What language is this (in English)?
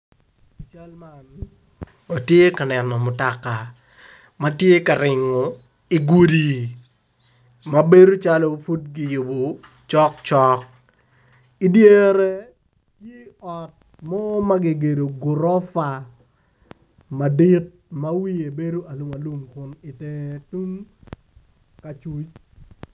Acoli